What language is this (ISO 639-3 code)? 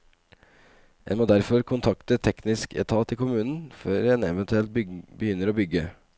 nor